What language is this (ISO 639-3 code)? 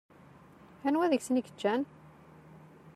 kab